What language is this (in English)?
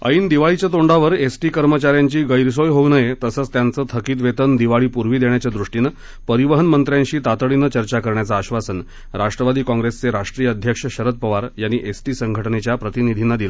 Marathi